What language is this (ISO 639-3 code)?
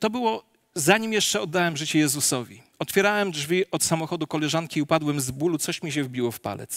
pol